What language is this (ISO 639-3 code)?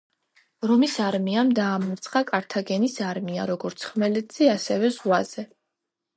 kat